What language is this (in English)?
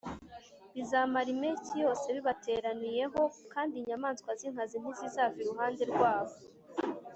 Kinyarwanda